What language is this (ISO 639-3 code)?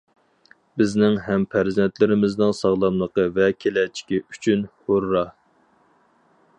uig